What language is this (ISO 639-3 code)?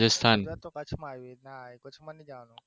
guj